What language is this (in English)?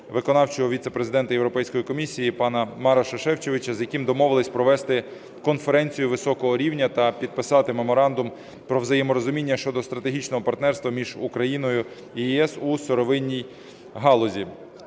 Ukrainian